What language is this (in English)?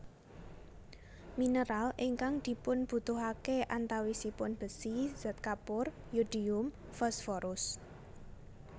Javanese